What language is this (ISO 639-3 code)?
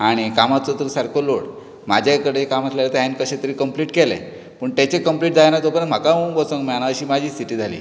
kok